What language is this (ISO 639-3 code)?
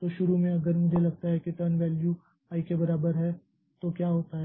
hin